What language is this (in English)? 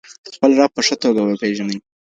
Pashto